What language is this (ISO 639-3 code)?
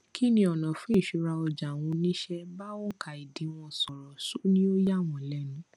yor